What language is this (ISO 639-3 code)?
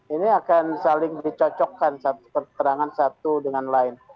ind